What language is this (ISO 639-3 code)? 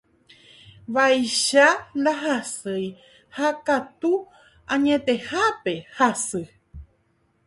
grn